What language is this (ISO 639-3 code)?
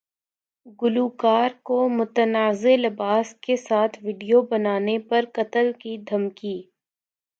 urd